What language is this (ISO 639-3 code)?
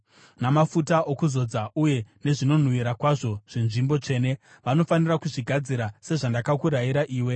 sna